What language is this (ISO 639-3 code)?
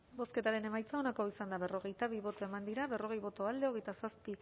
eus